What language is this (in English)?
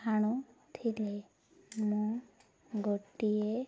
Odia